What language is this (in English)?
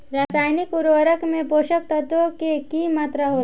Bhojpuri